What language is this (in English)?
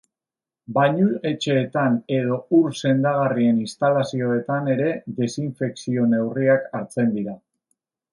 Basque